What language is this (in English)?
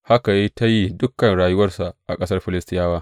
Hausa